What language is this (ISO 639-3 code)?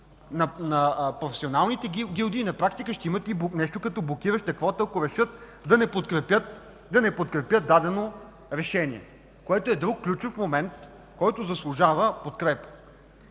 bul